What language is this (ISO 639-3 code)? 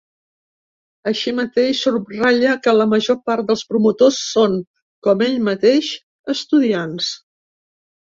cat